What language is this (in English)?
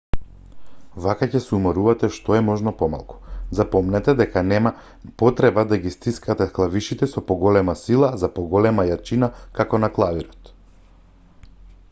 Macedonian